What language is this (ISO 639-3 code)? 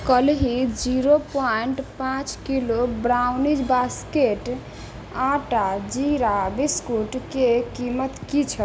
mai